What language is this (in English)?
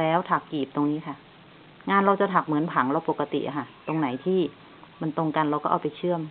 Thai